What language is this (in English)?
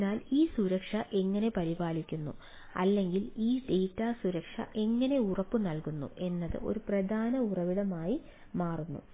Malayalam